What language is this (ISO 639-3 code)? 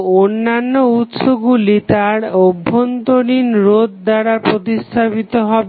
ben